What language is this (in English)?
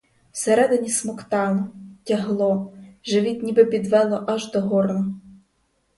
Ukrainian